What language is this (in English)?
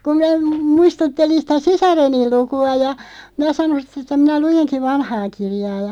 Finnish